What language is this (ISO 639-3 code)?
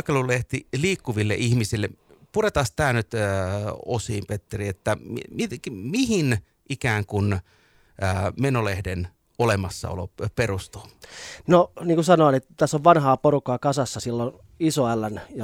fin